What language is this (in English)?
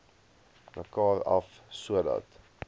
Afrikaans